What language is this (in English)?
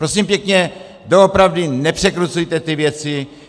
Czech